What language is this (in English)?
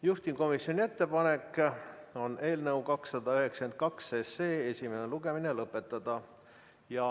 Estonian